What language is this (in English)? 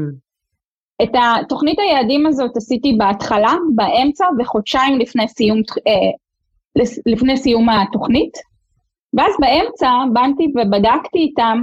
Hebrew